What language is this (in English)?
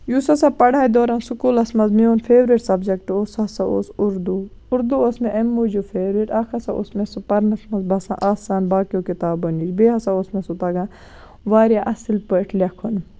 Kashmiri